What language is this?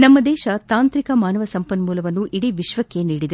Kannada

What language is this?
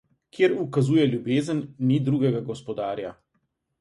Slovenian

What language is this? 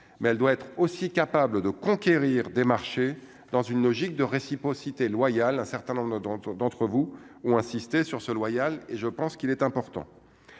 French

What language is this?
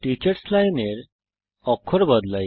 Bangla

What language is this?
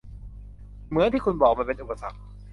Thai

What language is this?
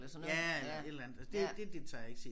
Danish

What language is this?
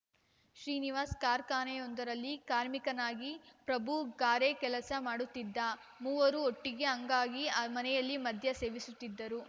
Kannada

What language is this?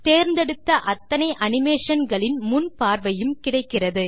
Tamil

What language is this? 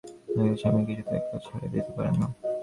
Bangla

